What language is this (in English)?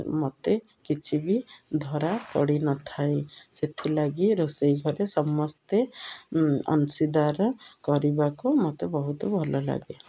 Odia